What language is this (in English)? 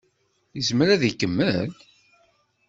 Kabyle